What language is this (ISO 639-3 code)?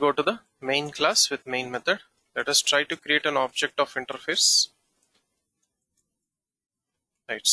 eng